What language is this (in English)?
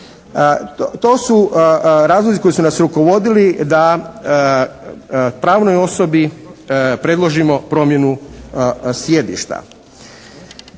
Croatian